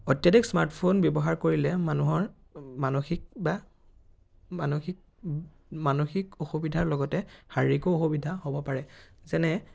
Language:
Assamese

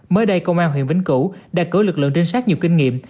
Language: Vietnamese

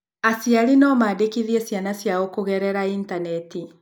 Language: Kikuyu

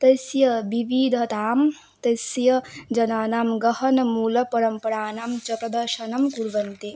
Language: Sanskrit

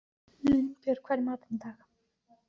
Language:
Icelandic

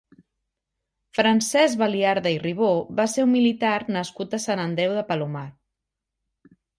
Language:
Catalan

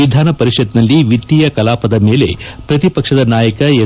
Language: Kannada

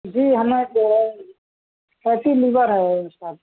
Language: Urdu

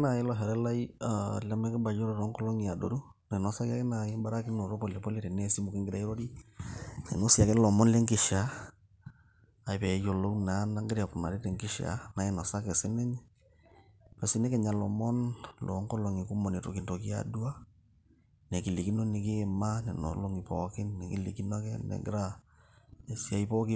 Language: Masai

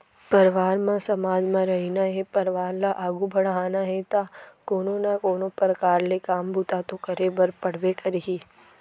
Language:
Chhattisgarhi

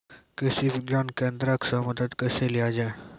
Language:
Maithili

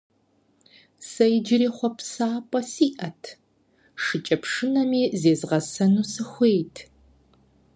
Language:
Kabardian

